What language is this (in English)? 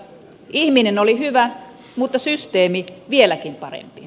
Finnish